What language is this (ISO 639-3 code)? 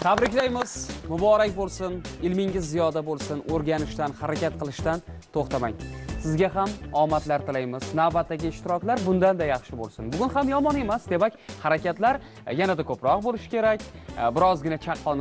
tur